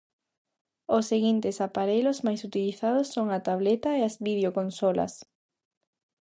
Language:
Galician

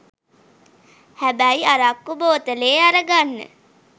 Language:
Sinhala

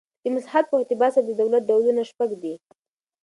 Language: Pashto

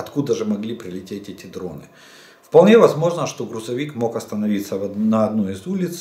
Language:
Russian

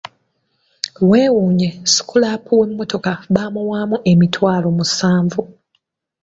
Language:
Ganda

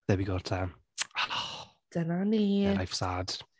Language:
Welsh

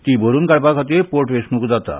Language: Konkani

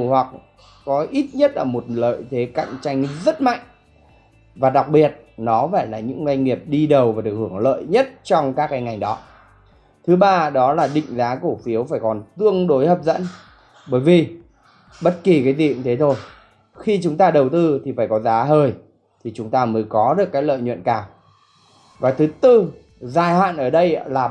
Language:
Vietnamese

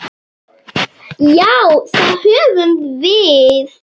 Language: Icelandic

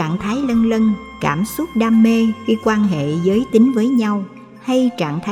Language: Vietnamese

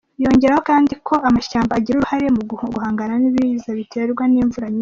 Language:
Kinyarwanda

